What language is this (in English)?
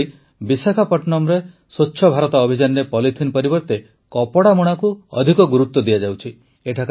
Odia